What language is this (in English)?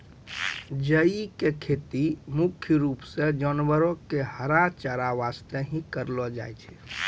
Maithili